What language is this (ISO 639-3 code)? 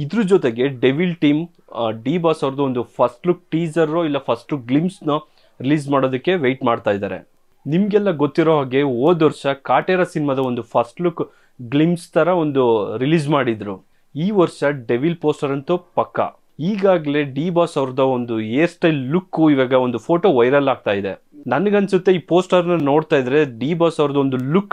kan